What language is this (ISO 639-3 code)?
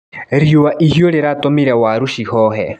kik